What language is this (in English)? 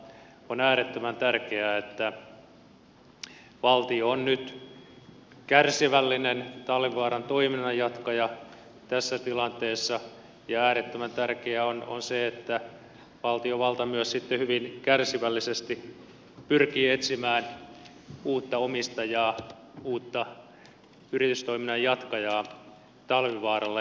Finnish